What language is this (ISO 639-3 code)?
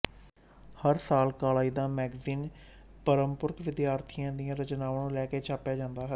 pan